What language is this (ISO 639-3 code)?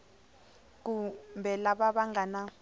tso